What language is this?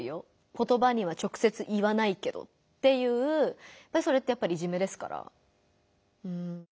Japanese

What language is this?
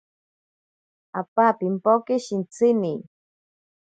Ashéninka Perené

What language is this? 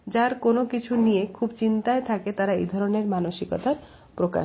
Bangla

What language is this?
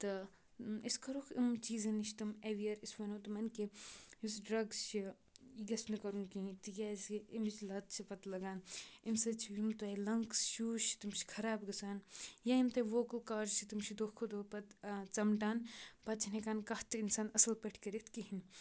Kashmiri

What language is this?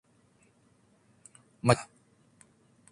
Cantonese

